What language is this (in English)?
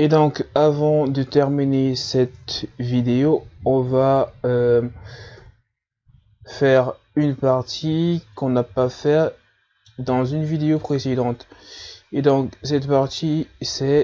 French